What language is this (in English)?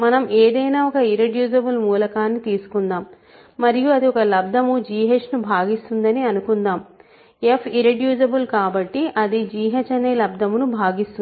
Telugu